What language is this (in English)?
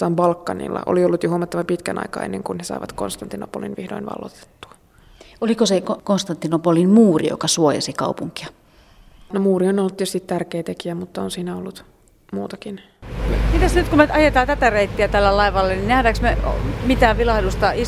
Finnish